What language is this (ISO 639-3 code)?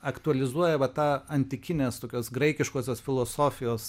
lit